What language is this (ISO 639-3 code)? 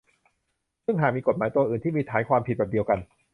tha